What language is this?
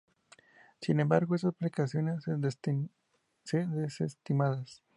Spanish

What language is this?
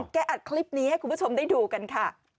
Thai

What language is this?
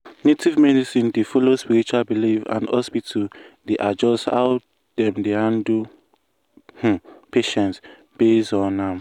Nigerian Pidgin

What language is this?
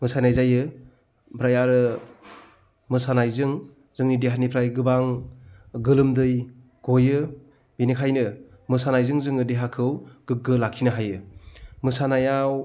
Bodo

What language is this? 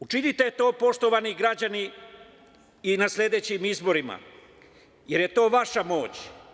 Serbian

